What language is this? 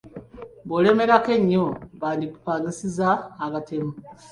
Ganda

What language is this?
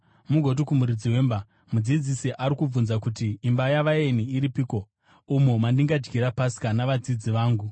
Shona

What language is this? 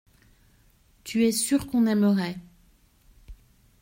French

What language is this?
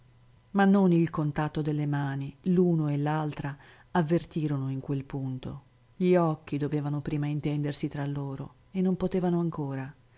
Italian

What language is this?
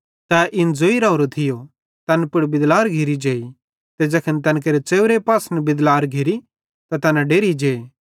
Bhadrawahi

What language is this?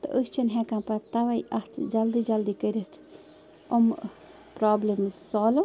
Kashmiri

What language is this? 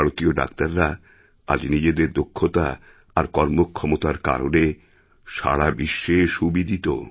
Bangla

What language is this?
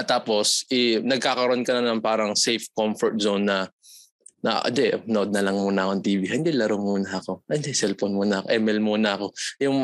Filipino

